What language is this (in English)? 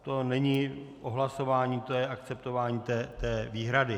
Czech